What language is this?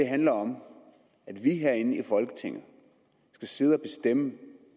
Danish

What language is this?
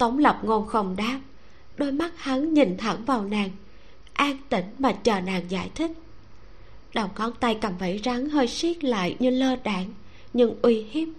Vietnamese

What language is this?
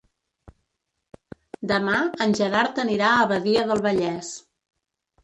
Catalan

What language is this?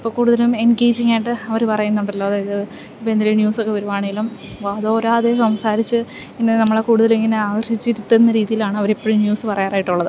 Malayalam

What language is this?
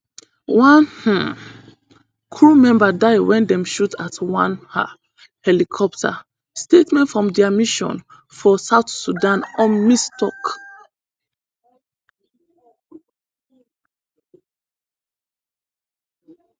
Nigerian Pidgin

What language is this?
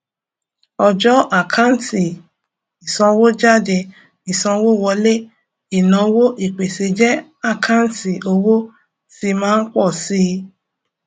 Yoruba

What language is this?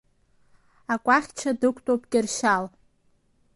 Abkhazian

